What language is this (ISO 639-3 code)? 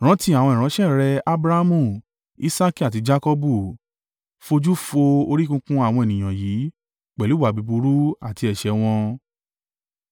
yor